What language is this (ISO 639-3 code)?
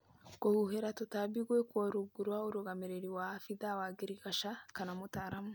kik